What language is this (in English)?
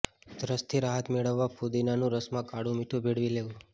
Gujarati